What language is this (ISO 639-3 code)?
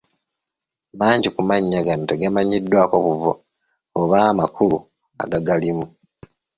lug